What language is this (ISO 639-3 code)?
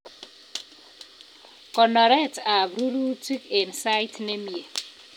kln